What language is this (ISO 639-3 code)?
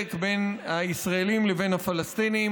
heb